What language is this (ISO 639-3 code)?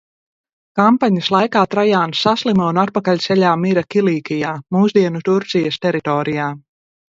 lav